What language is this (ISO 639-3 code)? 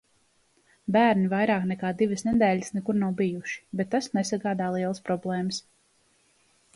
lav